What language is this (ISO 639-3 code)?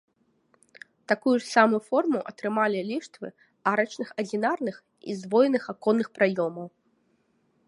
bel